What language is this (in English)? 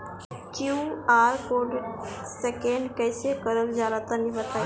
Bhojpuri